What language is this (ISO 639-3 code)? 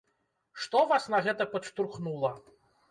bel